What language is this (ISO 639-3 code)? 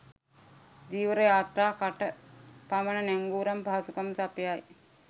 sin